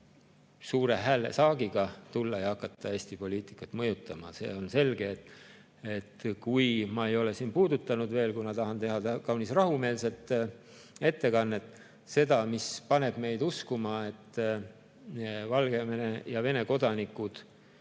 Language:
Estonian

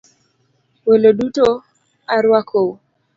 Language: Luo (Kenya and Tanzania)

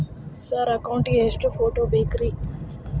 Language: Kannada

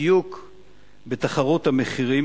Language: Hebrew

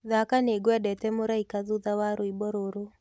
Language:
Kikuyu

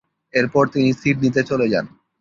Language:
Bangla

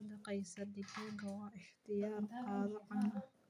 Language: Somali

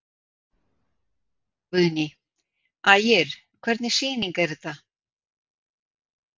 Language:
Icelandic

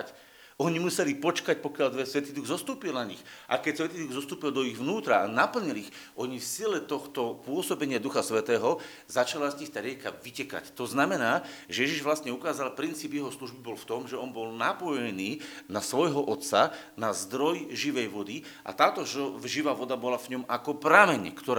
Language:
Slovak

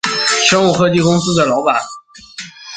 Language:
Chinese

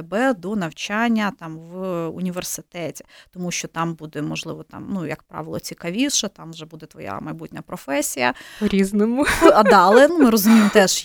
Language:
Ukrainian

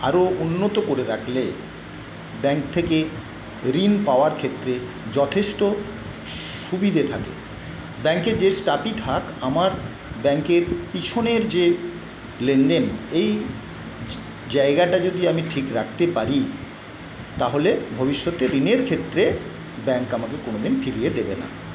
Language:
Bangla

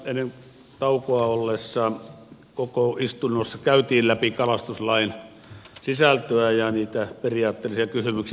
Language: Finnish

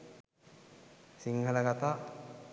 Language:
Sinhala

